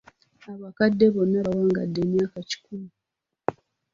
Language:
Ganda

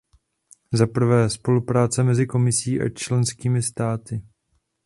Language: Czech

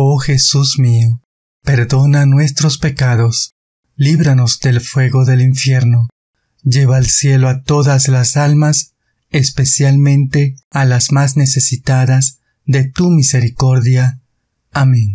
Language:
Spanish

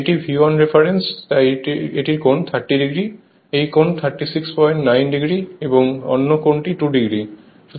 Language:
Bangla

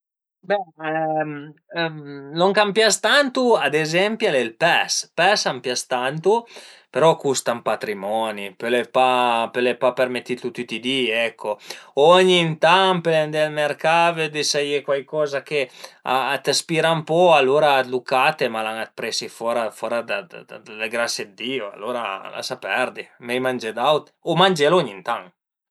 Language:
Piedmontese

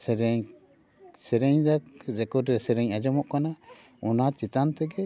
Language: Santali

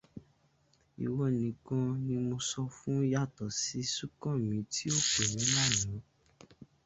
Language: Yoruba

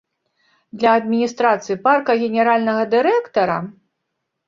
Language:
Belarusian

